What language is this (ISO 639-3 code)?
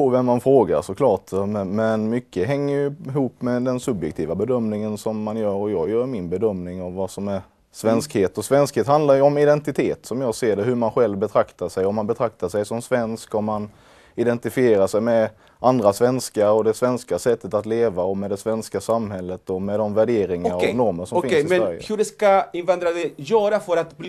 swe